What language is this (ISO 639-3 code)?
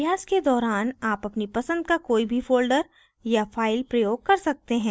hin